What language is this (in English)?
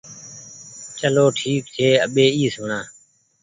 Goaria